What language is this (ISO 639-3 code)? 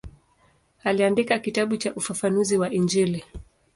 swa